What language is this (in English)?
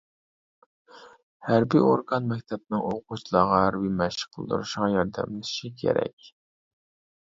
Uyghur